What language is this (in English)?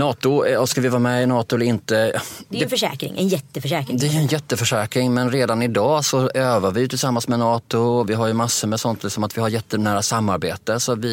Swedish